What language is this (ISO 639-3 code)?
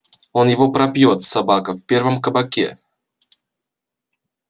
rus